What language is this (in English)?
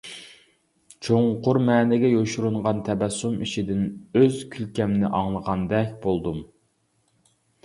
Uyghur